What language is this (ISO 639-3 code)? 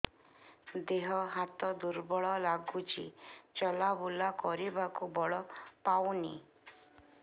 ori